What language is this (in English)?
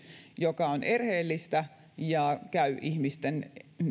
Finnish